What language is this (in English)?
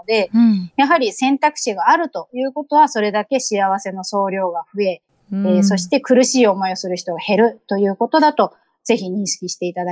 Japanese